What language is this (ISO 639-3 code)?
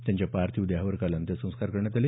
mar